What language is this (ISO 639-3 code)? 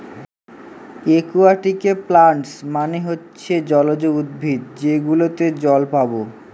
ben